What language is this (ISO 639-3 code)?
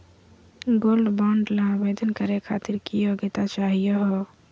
mag